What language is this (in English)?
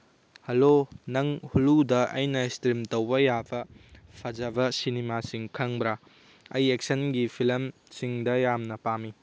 Manipuri